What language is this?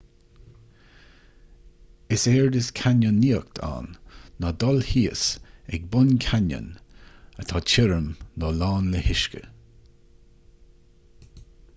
Irish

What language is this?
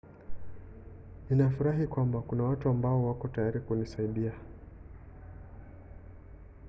Swahili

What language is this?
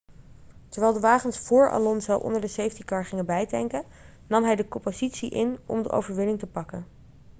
Dutch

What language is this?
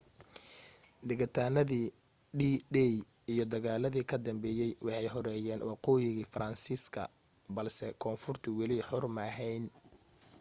Somali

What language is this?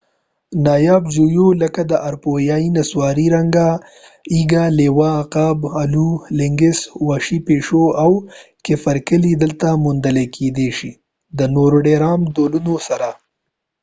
Pashto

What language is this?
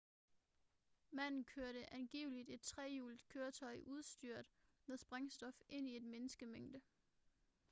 Danish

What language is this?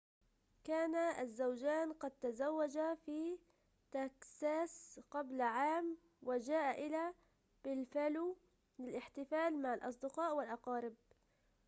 Arabic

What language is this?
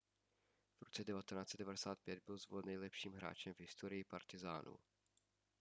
Czech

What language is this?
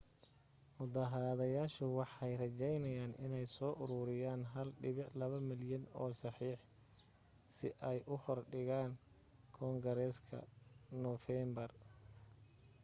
Somali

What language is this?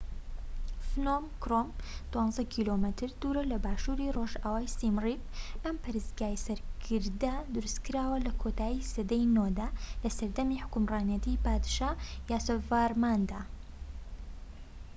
Central Kurdish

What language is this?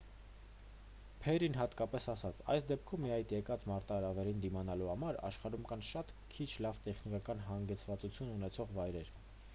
Armenian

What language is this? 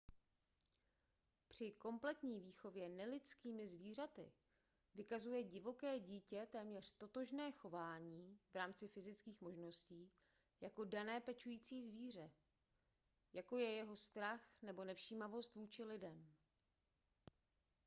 Czech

